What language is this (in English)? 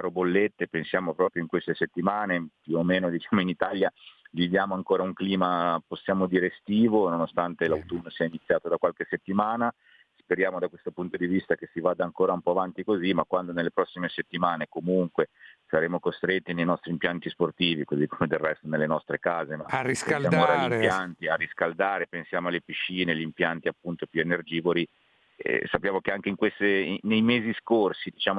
Italian